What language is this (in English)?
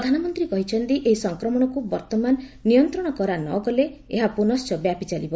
Odia